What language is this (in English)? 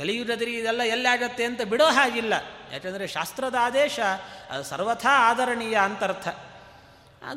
Kannada